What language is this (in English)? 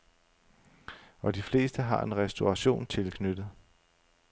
Danish